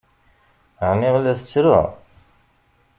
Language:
Kabyle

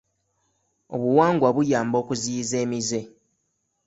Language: Ganda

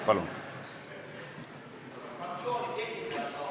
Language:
Estonian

